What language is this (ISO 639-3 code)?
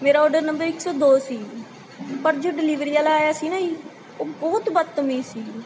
pan